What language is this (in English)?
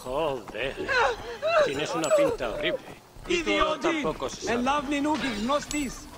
Spanish